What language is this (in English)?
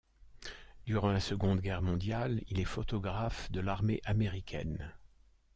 French